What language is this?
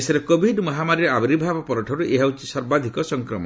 Odia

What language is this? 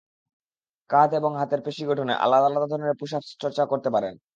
Bangla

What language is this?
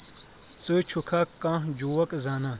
Kashmiri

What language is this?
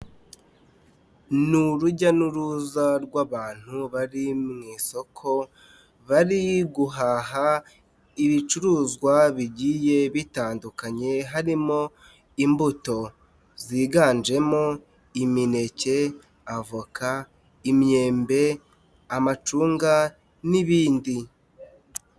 Kinyarwanda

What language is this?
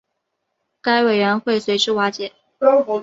Chinese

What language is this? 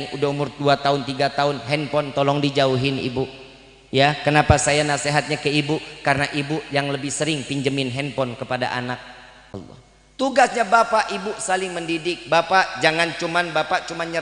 Indonesian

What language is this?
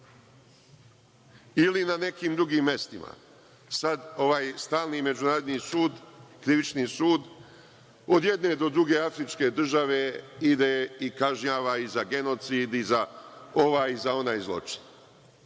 Serbian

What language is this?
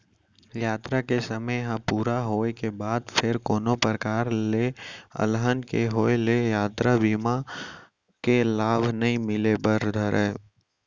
Chhattisgarhi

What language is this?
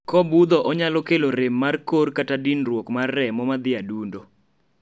Luo (Kenya and Tanzania)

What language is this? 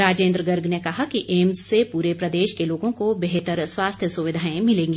Hindi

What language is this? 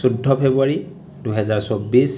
Assamese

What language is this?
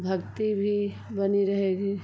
Hindi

